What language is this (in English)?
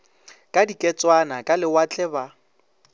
Northern Sotho